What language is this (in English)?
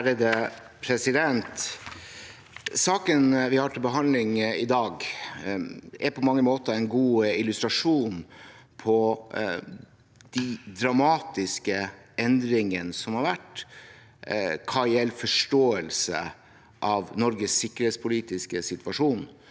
Norwegian